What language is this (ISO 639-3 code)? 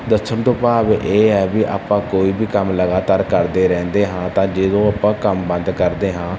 pan